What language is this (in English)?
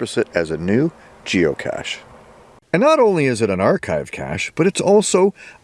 English